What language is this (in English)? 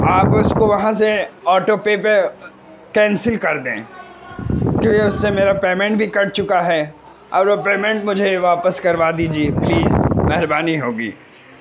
Urdu